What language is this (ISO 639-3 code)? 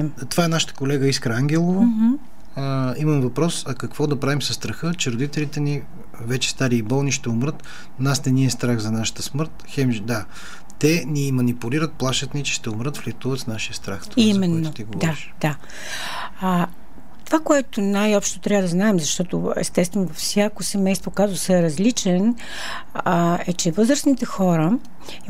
bul